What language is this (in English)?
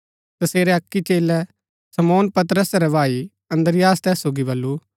Gaddi